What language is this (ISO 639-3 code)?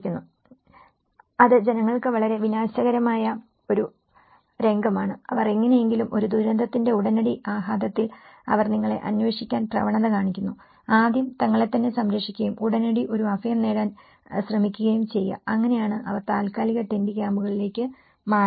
mal